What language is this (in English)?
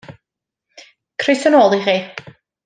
Welsh